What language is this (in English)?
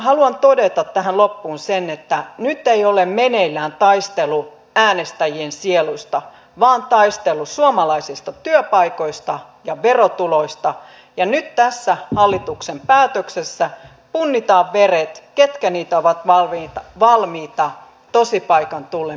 Finnish